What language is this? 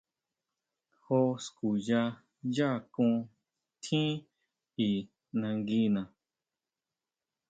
Huautla Mazatec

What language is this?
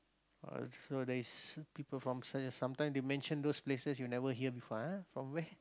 English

